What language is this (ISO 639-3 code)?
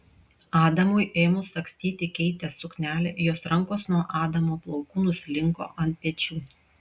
lit